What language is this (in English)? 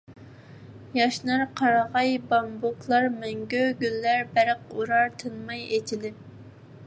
Uyghur